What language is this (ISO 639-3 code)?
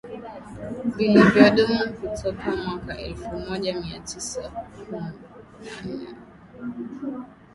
swa